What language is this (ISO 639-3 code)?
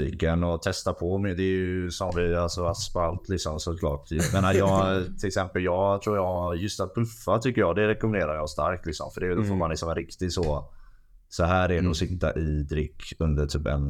swe